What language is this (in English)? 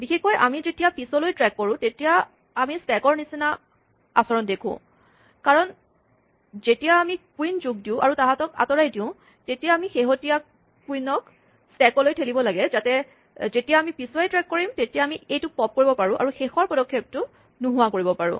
Assamese